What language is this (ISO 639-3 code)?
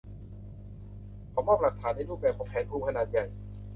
tha